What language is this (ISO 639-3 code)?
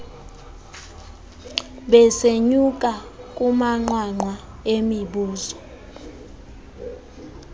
xho